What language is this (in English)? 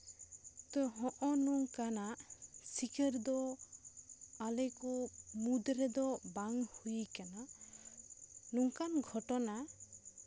Santali